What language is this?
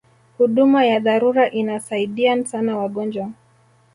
Swahili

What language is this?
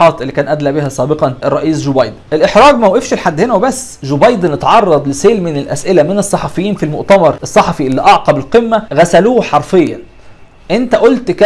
Arabic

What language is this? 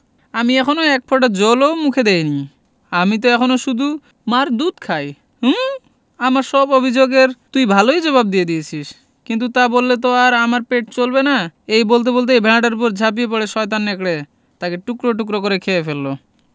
Bangla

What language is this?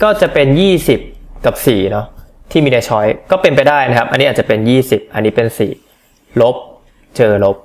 Thai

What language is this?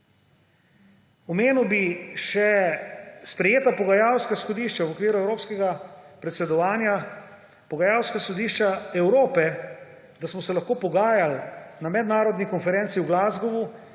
Slovenian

